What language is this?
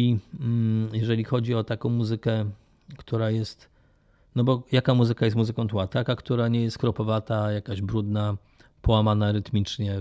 Polish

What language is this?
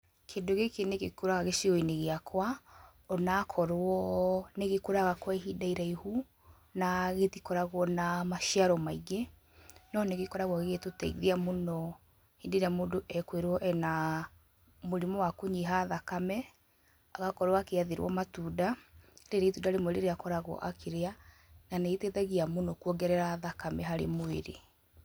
Kikuyu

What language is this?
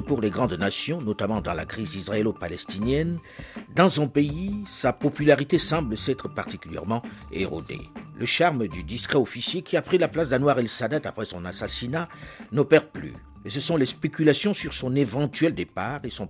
French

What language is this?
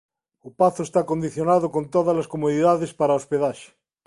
Galician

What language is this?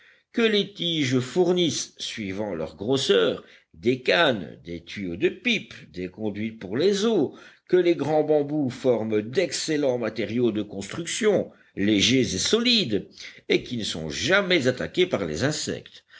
French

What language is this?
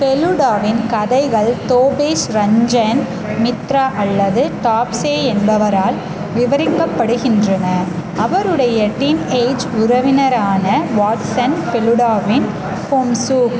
Tamil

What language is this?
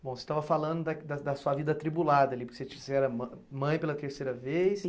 Portuguese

